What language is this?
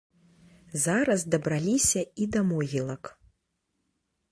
Belarusian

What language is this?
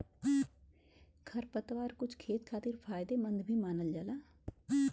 Bhojpuri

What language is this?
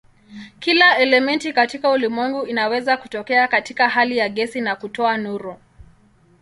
Swahili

